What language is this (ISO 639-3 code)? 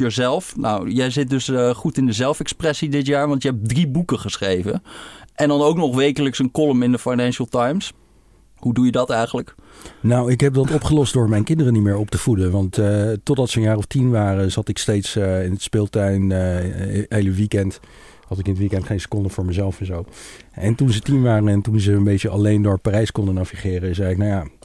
nld